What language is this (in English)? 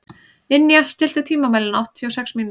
Icelandic